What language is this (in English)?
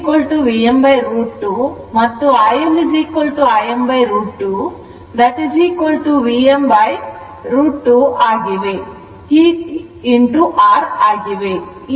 Kannada